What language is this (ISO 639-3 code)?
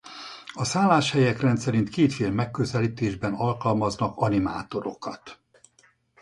hun